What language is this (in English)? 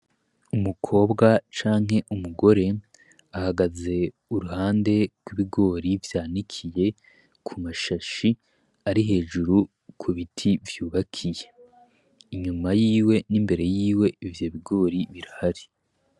Rundi